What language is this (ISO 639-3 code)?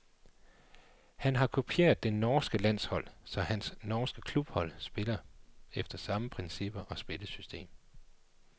dan